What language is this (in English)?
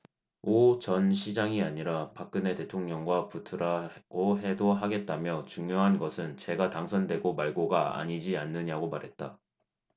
Korean